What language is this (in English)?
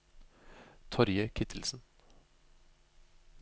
Norwegian